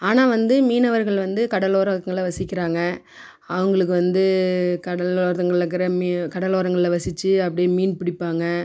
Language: Tamil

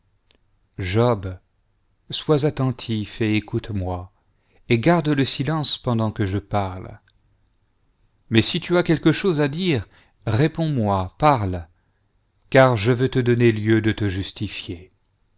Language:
French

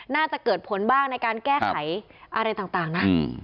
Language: Thai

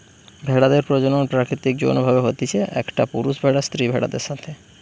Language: Bangla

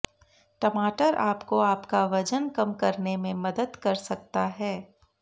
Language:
Hindi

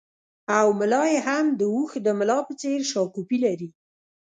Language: Pashto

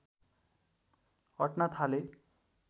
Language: Nepali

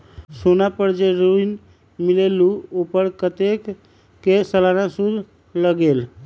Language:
Magahi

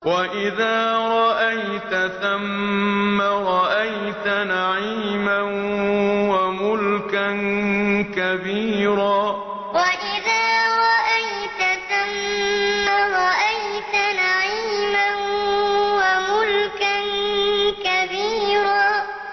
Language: Arabic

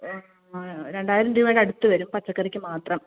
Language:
Malayalam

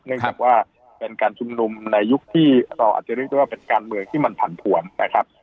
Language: Thai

